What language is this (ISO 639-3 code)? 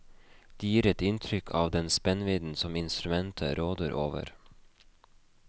nor